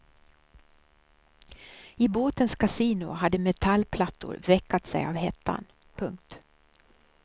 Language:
Swedish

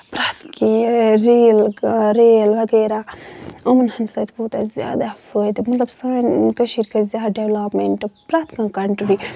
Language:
Kashmiri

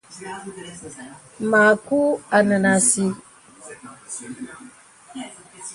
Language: Bebele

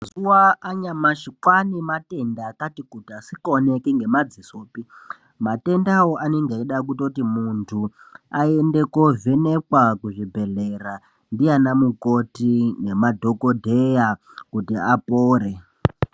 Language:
Ndau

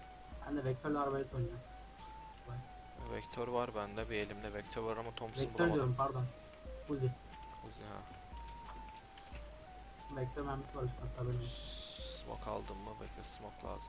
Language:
Turkish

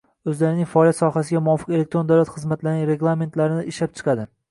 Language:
Uzbek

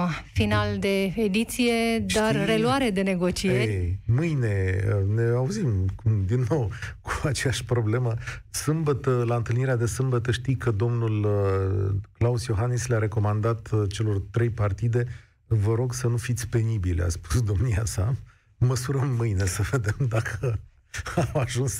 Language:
Romanian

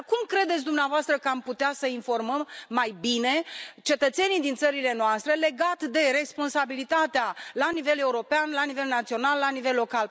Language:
Romanian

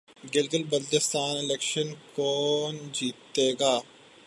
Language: Urdu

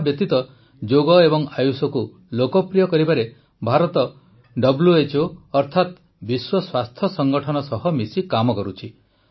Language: Odia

